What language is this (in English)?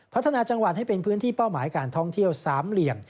Thai